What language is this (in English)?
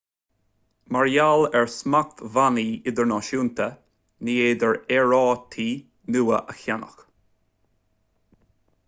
Irish